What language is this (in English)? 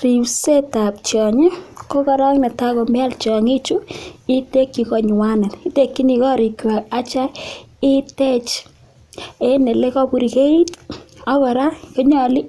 Kalenjin